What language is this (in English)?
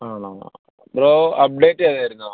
Malayalam